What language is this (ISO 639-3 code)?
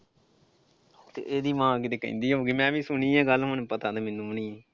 pan